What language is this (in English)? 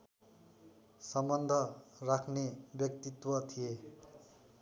Nepali